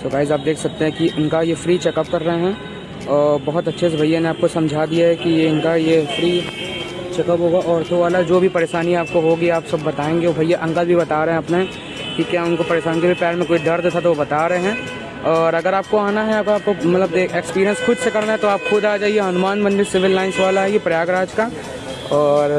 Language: Hindi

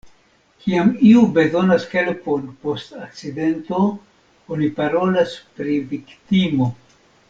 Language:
Esperanto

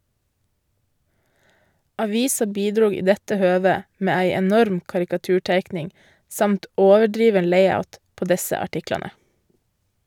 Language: Norwegian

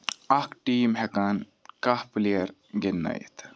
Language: Kashmiri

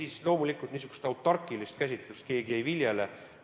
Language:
Estonian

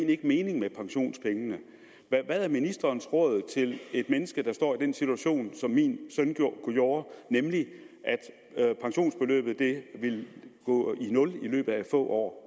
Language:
Danish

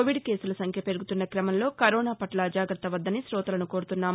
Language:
Telugu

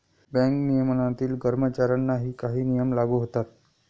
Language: Marathi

